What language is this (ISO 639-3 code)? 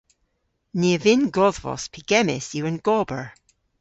cor